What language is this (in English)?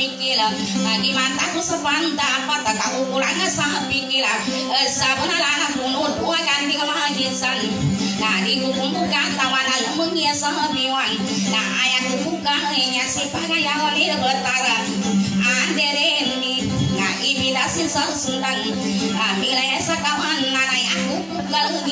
Thai